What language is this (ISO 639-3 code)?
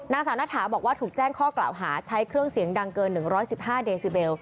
tha